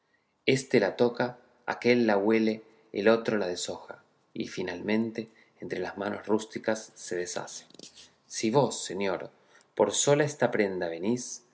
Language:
Spanish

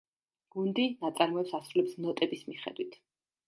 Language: Georgian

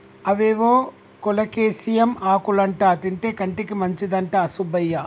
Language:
Telugu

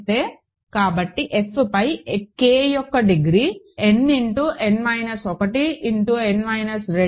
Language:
Telugu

